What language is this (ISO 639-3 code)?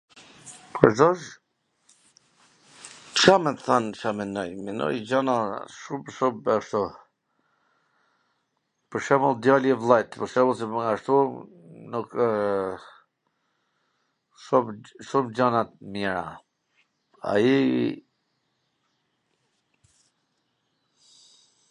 aln